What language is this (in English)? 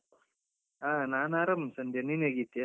Kannada